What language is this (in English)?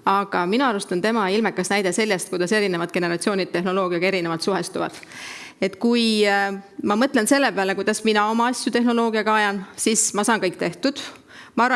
Italian